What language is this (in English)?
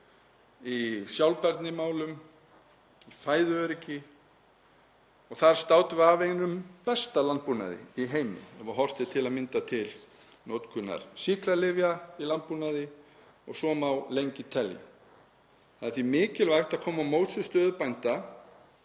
Icelandic